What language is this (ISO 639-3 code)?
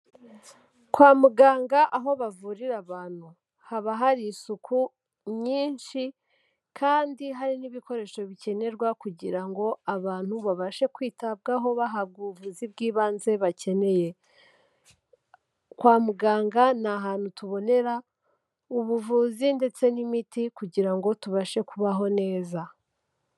kin